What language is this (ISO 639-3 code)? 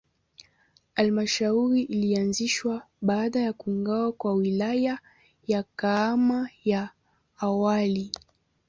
swa